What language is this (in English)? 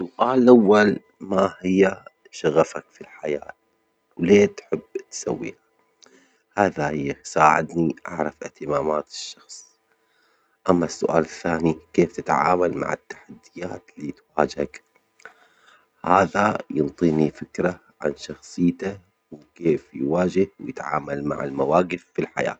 Omani Arabic